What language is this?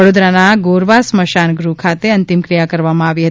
Gujarati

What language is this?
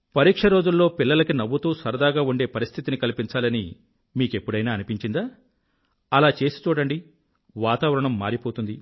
Telugu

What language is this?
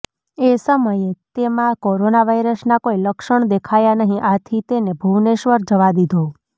Gujarati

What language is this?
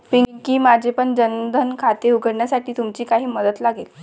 Marathi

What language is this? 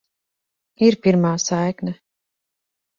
Latvian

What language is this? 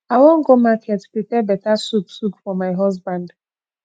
Nigerian Pidgin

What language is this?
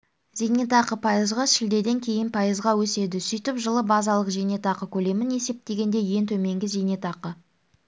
Kazakh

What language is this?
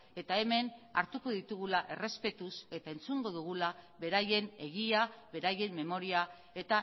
Basque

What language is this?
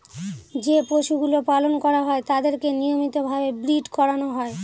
Bangla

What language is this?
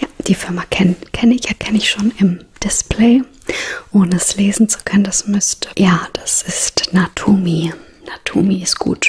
German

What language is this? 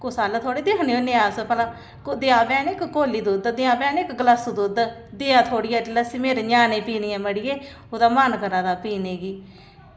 Dogri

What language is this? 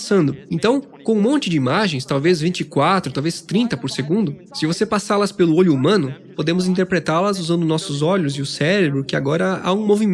Portuguese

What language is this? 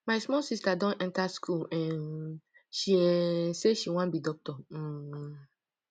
Nigerian Pidgin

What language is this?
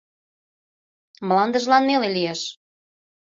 Mari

